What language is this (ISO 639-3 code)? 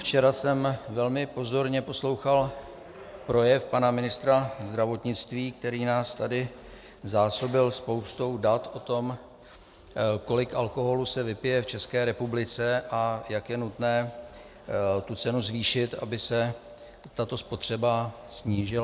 ces